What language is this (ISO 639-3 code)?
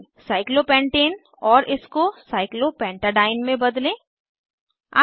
hin